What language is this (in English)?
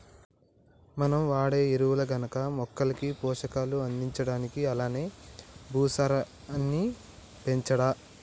Telugu